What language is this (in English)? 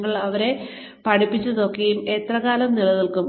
Malayalam